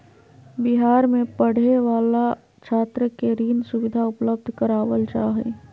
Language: Magahi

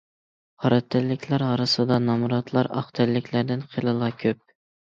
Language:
Uyghur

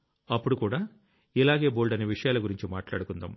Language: Telugu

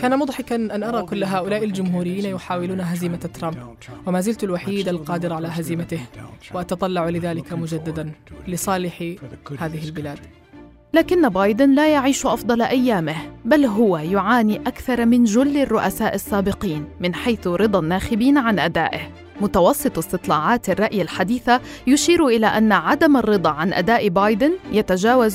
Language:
Arabic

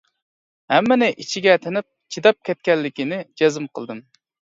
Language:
Uyghur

